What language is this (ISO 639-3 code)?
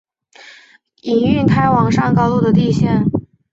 zho